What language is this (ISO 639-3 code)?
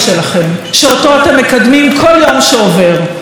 heb